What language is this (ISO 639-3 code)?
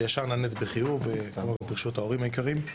heb